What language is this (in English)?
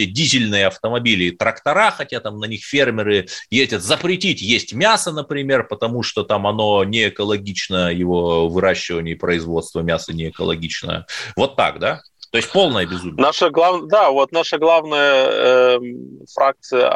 Russian